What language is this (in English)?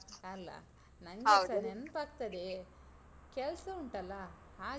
Kannada